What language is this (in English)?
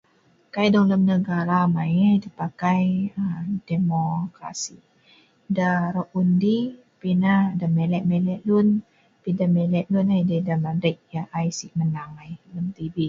Sa'ban